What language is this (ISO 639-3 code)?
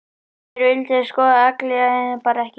isl